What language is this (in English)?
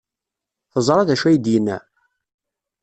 Kabyle